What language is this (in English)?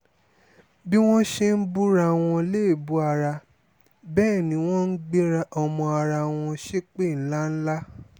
Yoruba